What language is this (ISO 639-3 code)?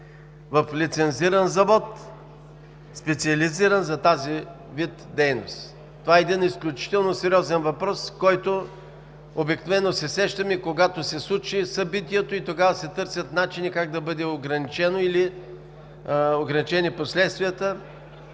bul